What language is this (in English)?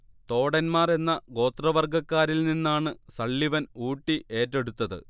Malayalam